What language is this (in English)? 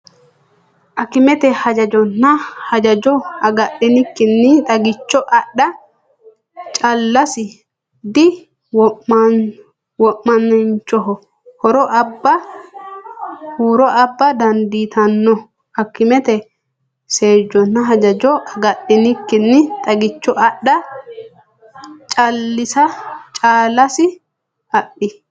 Sidamo